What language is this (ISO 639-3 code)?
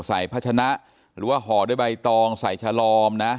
tha